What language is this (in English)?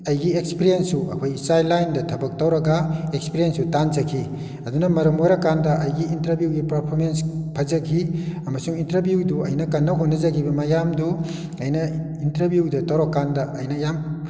Manipuri